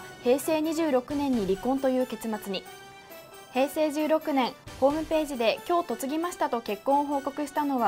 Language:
Japanese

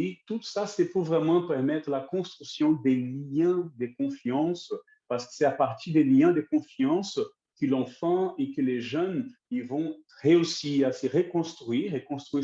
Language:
French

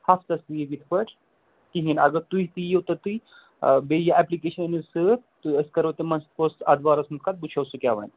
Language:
Kashmiri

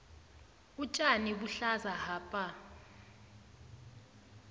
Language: South Ndebele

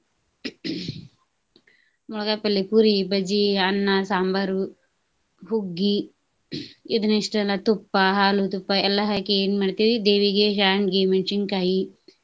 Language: Kannada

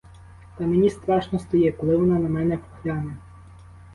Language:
Ukrainian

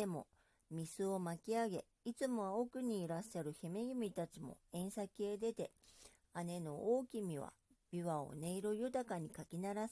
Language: Japanese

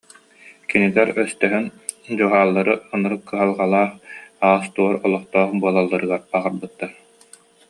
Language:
Yakut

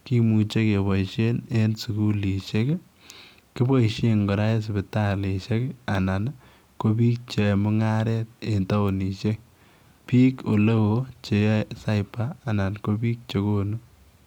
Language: Kalenjin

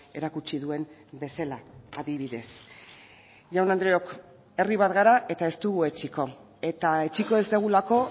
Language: Basque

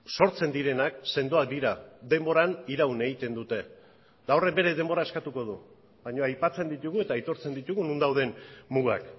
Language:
Basque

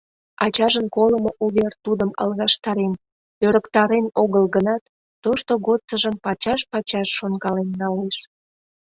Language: Mari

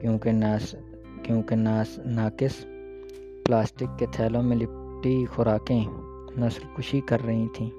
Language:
Urdu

